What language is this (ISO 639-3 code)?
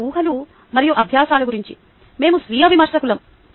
tel